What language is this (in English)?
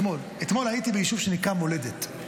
Hebrew